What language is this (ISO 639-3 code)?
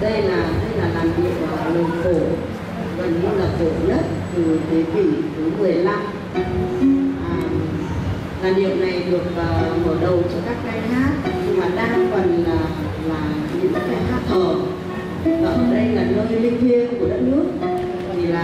vie